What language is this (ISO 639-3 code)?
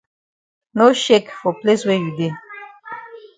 wes